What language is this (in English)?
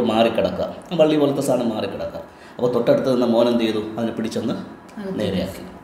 Malayalam